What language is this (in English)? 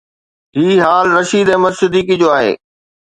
Sindhi